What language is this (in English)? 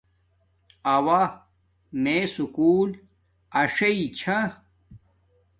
Domaaki